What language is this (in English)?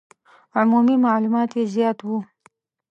Pashto